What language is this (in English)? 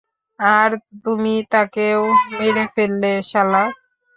Bangla